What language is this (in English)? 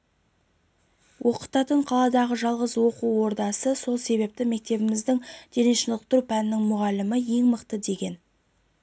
Kazakh